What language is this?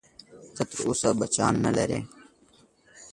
Pashto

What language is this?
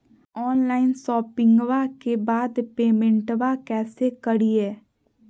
Magahi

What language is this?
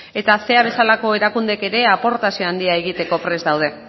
Basque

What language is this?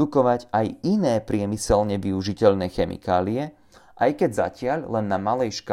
Slovak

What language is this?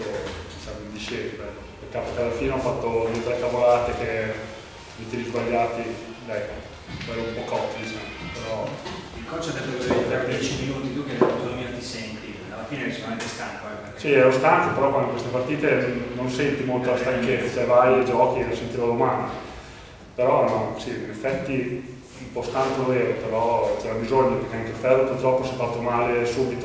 Italian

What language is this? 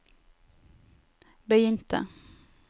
Norwegian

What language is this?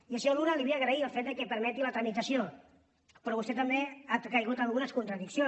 Catalan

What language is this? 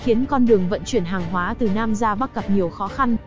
Vietnamese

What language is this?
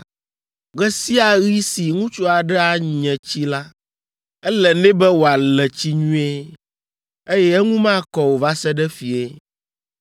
Ewe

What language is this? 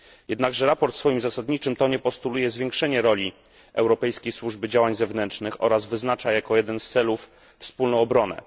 Polish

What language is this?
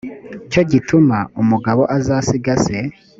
Kinyarwanda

